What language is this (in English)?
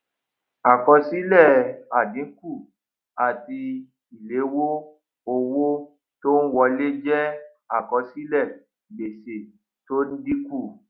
Yoruba